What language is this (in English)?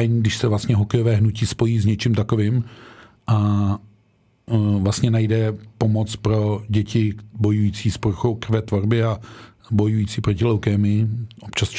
Czech